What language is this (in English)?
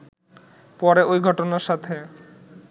Bangla